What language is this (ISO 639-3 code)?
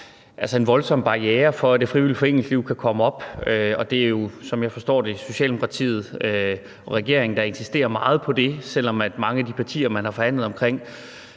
dan